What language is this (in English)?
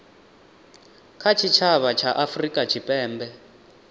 Venda